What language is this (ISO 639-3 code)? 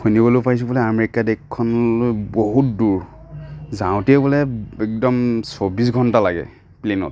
asm